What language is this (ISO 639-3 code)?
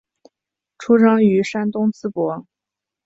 zho